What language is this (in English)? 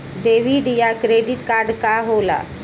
Bhojpuri